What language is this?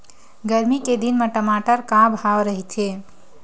Chhattisgarhi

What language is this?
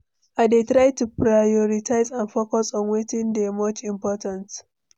Nigerian Pidgin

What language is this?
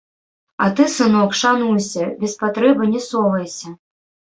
Belarusian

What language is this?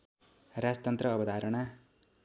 Nepali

